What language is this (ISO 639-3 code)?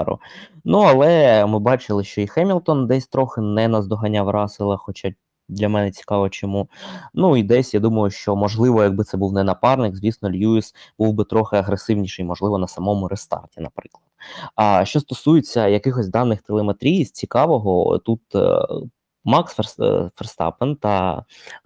ukr